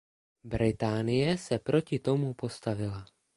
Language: Czech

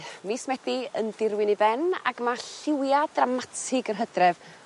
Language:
Welsh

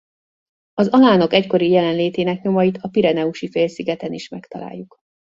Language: Hungarian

